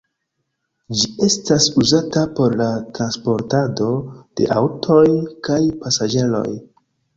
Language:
Esperanto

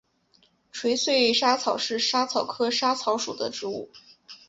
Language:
Chinese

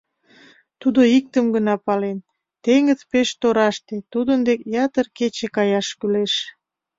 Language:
Mari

